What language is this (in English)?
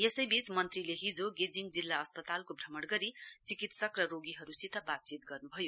Nepali